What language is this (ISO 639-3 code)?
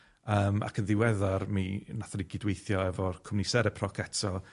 cym